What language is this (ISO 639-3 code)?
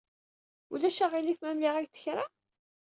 kab